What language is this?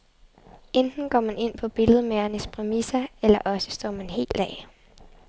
Danish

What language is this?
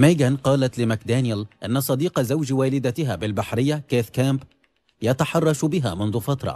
Arabic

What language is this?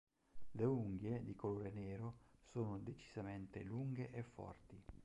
Italian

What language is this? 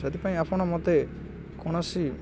Odia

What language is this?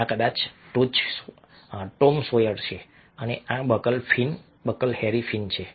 Gujarati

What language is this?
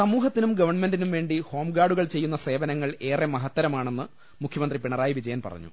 Malayalam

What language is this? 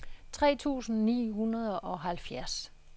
Danish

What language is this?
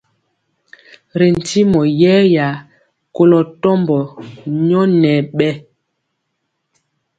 Mpiemo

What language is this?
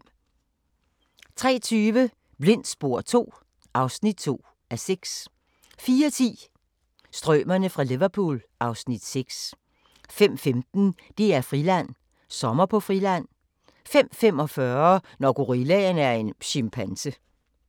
Danish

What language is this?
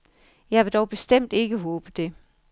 Danish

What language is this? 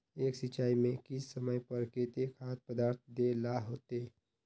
Magahi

